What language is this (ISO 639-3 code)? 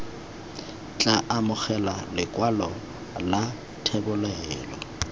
tsn